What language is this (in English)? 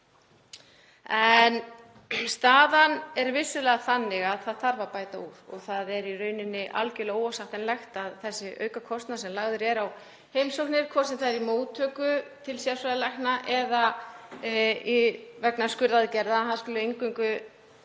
Icelandic